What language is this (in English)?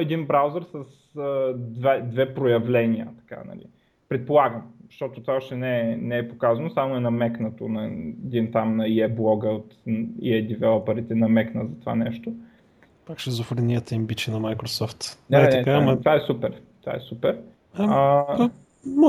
Bulgarian